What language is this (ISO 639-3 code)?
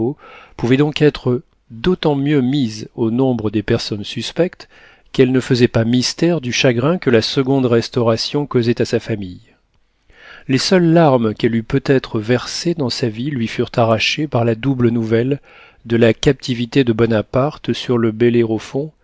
fra